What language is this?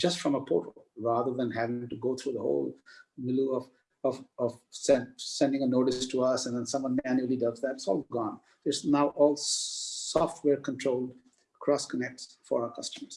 English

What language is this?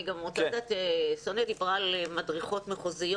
Hebrew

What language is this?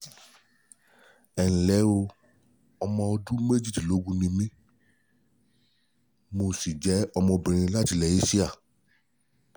Yoruba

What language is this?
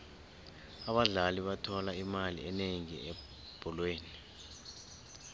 South Ndebele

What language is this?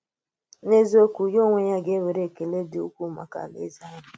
Igbo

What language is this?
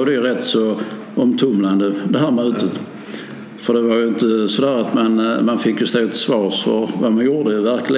Swedish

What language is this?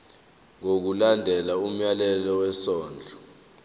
Zulu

